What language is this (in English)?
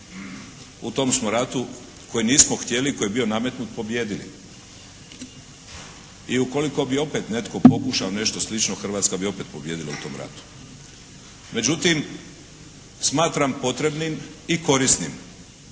Croatian